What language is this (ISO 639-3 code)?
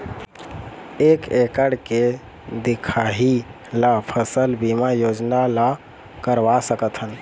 hne